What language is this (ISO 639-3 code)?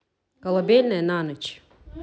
rus